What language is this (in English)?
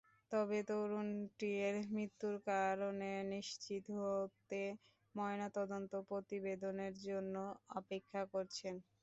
Bangla